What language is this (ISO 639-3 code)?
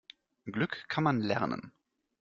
deu